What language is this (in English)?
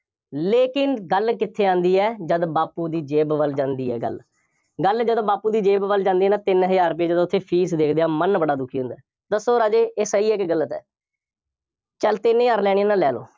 Punjabi